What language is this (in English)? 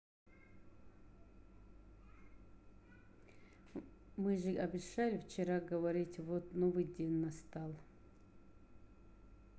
Russian